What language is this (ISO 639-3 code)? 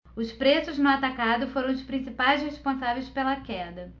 por